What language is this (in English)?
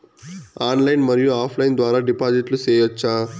Telugu